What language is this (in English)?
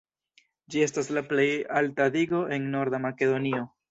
Esperanto